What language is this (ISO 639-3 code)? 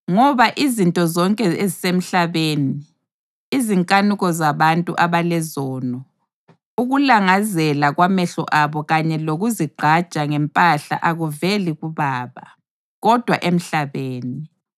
nde